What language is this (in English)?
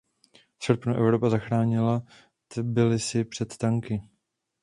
Czech